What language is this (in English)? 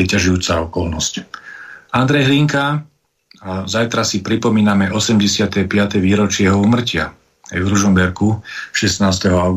Slovak